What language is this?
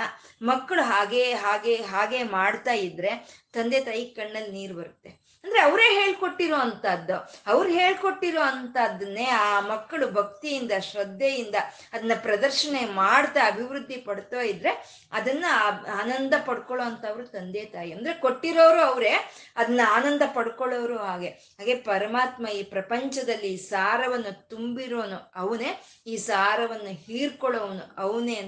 Kannada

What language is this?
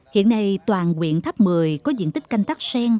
Vietnamese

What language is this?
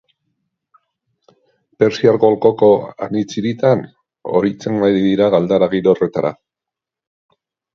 Basque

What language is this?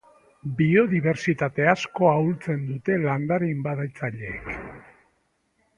Basque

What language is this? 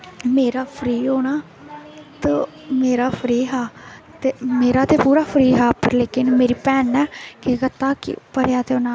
Dogri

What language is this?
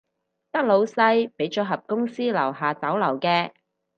Cantonese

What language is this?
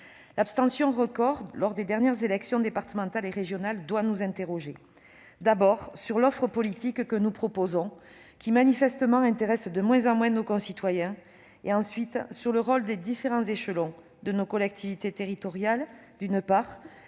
French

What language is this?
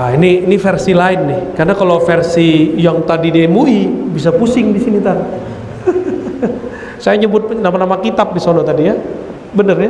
Indonesian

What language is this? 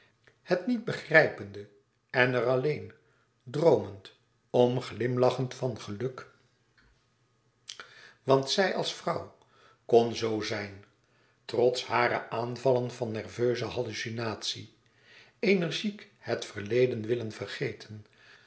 Dutch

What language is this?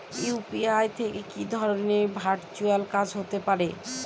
Bangla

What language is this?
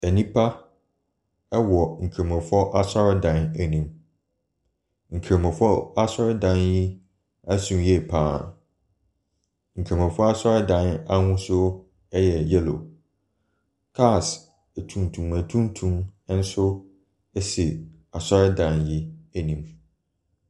Akan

